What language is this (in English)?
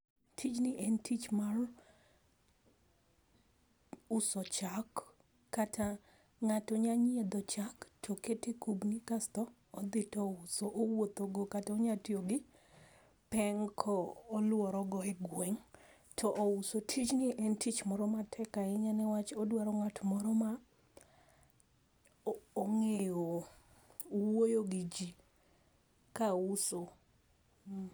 Luo (Kenya and Tanzania)